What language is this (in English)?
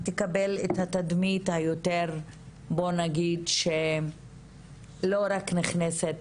Hebrew